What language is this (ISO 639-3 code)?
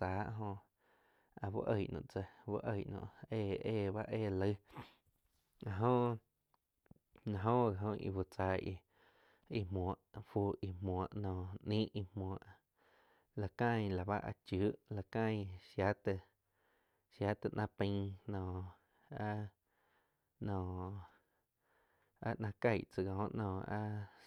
chq